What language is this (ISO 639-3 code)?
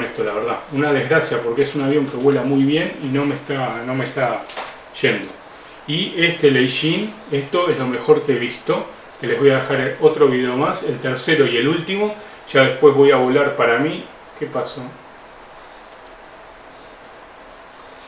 spa